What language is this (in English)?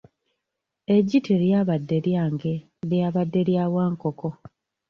Ganda